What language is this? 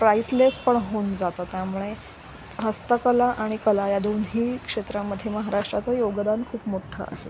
Marathi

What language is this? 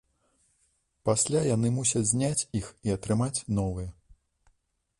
Belarusian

